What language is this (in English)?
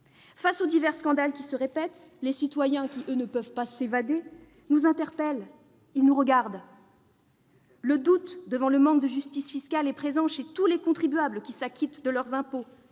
French